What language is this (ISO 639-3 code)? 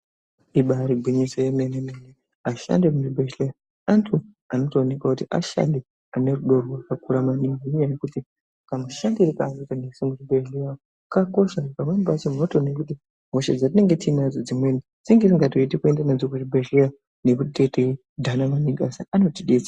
ndc